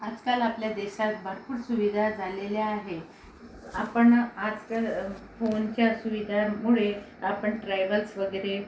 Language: Marathi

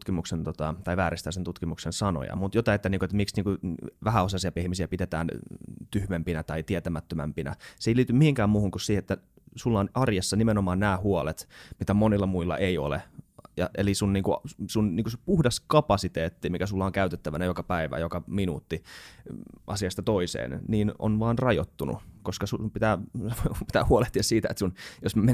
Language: Finnish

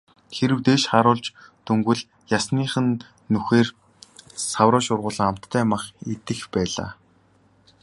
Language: Mongolian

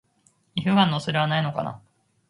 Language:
Japanese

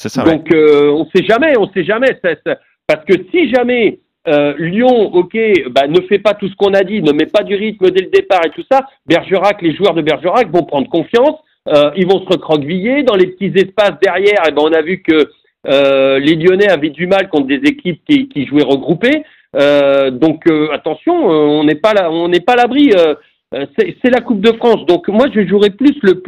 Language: French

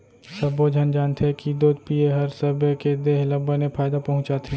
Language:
Chhattisgarhi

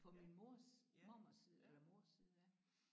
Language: Danish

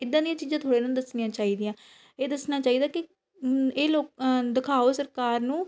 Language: Punjabi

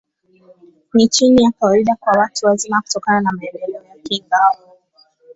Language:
Swahili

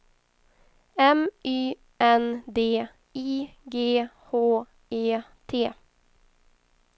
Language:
Swedish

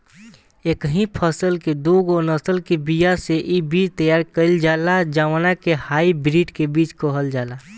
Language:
Bhojpuri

